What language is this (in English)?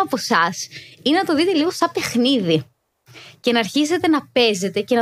Greek